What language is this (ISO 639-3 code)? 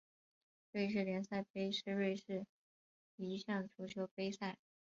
zho